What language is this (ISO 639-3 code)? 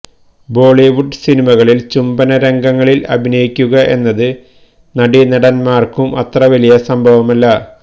mal